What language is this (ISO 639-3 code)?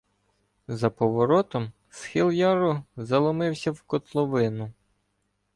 ukr